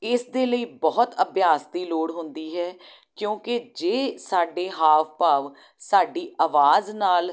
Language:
Punjabi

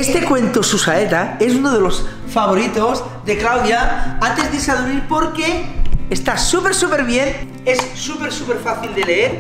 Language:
Spanish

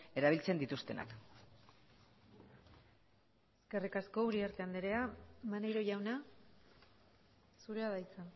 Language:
Basque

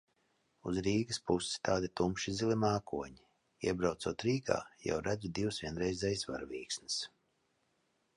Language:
Latvian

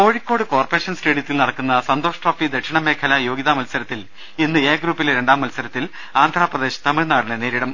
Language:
Malayalam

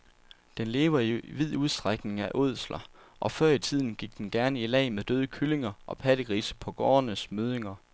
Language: Danish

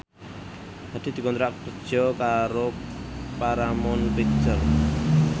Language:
Javanese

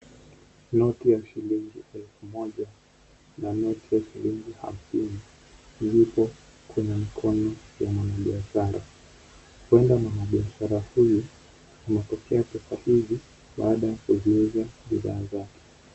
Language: Swahili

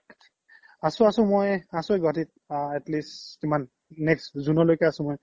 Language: Assamese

